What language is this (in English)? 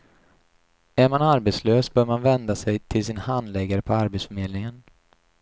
Swedish